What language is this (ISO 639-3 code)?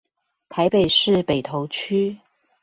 zho